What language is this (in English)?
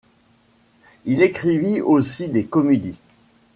French